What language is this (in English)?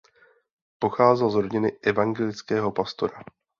Czech